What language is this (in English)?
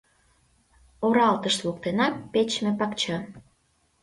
Mari